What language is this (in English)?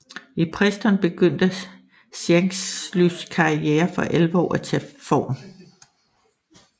Danish